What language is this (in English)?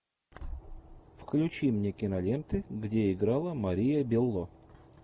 Russian